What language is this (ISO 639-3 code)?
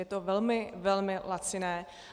ces